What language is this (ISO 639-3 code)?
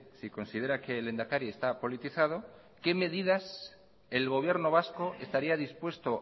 spa